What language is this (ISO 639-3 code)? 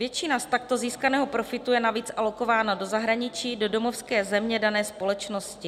ces